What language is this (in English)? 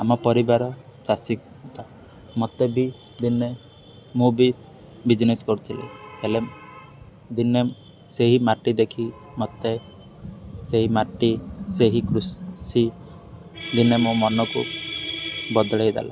Odia